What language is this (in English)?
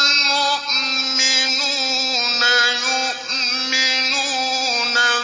Arabic